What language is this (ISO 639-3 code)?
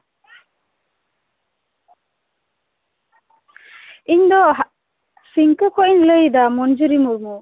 sat